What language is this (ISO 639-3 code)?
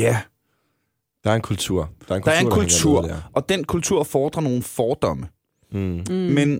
dan